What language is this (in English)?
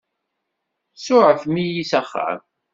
Kabyle